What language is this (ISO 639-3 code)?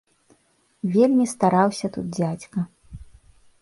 bel